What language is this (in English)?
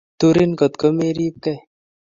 Kalenjin